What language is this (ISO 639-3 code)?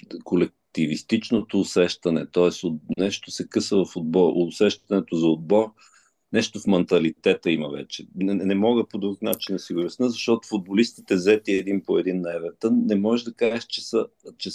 bul